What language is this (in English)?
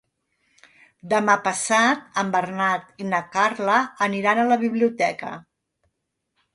Catalan